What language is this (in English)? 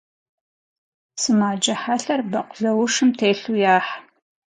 Kabardian